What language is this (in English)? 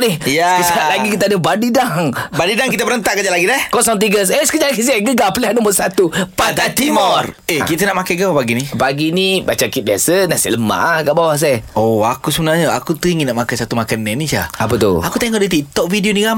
Malay